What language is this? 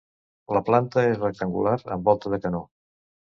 Catalan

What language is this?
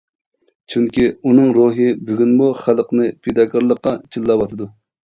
Uyghur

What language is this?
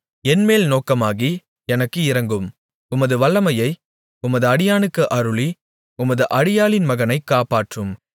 Tamil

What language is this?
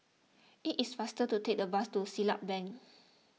English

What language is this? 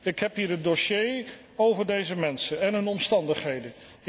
Dutch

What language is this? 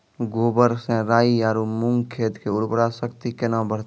Maithili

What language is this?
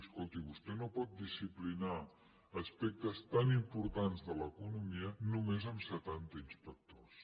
Catalan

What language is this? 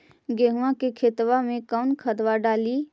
Magahi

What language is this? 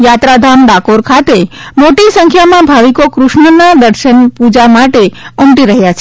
Gujarati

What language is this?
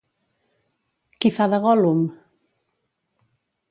Catalan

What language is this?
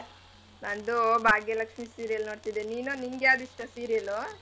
Kannada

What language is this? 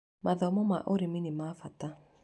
Kikuyu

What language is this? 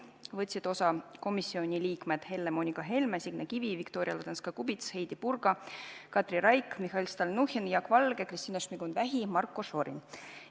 Estonian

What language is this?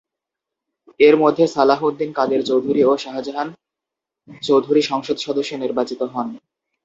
Bangla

